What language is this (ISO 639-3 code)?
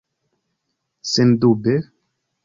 epo